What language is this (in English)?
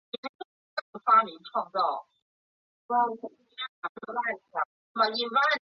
Chinese